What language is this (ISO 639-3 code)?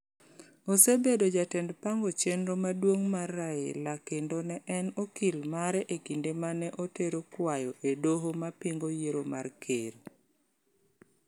luo